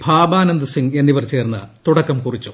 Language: Malayalam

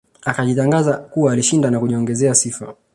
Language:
Swahili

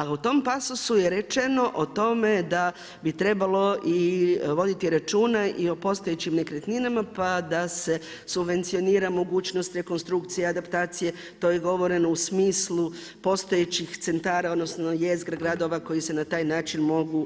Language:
Croatian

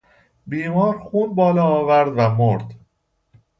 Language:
Persian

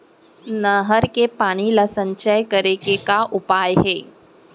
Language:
Chhattisgarhi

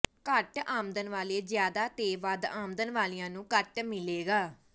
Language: Punjabi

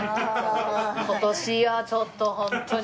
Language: Japanese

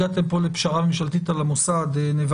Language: Hebrew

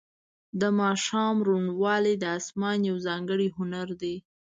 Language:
Pashto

